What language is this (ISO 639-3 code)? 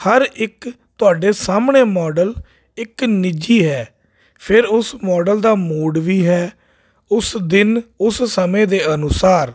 pan